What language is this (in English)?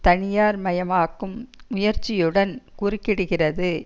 Tamil